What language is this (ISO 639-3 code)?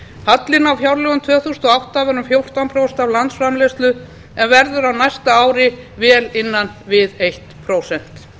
isl